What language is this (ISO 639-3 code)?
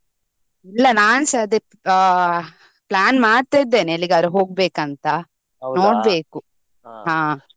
kan